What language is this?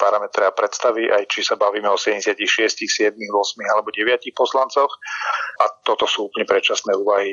Slovak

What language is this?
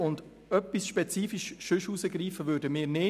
Swiss German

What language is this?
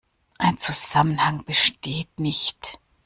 German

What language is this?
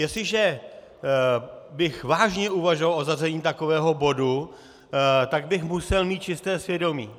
Czech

